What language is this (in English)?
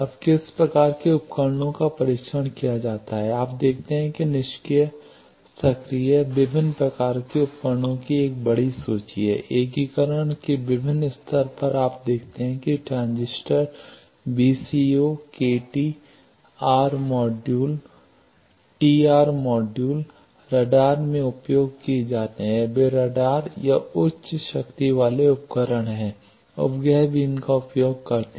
Hindi